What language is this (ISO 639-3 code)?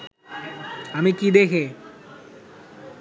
ben